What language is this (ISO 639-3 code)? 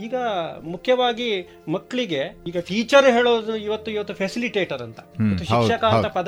kan